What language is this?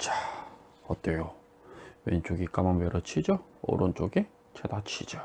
Korean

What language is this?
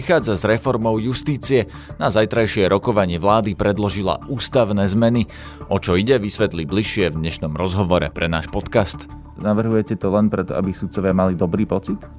Slovak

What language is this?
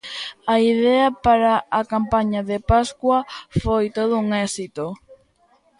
Galician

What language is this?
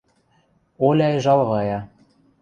Western Mari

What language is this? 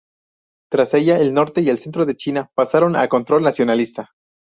Spanish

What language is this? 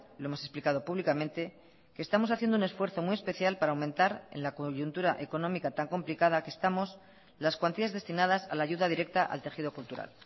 Spanish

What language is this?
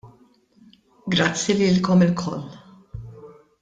Maltese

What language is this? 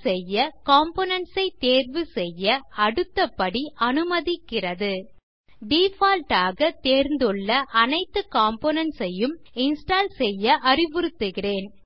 Tamil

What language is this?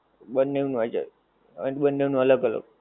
Gujarati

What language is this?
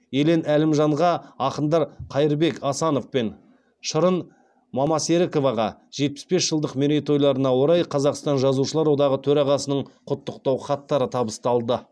Kazakh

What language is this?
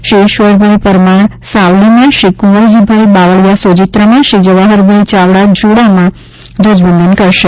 Gujarati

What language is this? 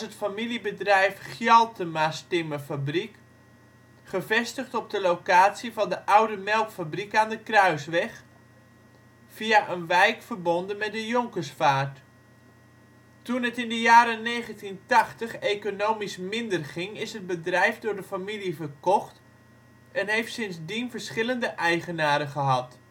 Dutch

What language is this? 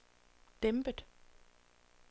Danish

